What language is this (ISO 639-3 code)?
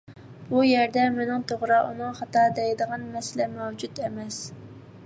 uig